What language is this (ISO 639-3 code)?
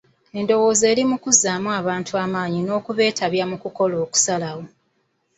lug